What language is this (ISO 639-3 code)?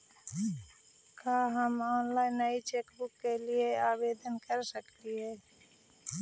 mag